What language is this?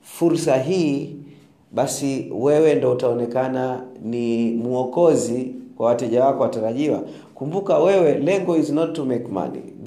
Swahili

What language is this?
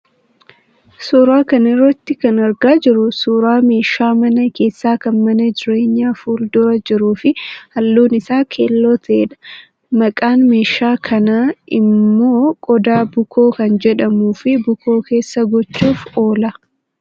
Oromo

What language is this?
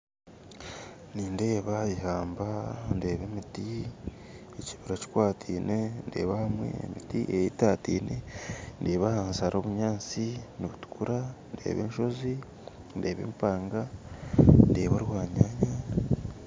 Nyankole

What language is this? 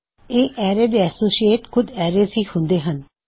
Punjabi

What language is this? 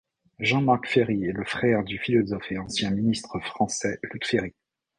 French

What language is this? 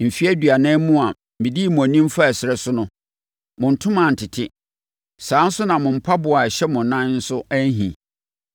Akan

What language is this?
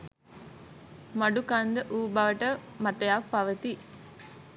Sinhala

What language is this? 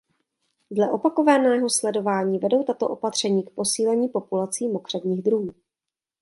Czech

